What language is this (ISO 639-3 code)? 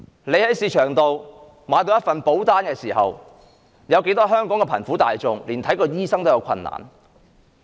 yue